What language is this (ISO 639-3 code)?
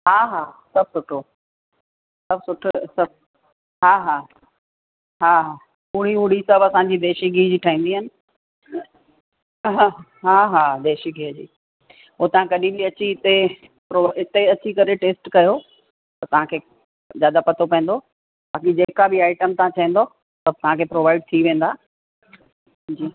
snd